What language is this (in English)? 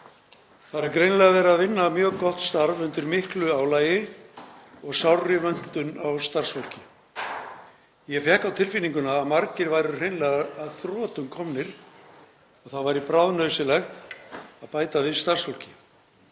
Icelandic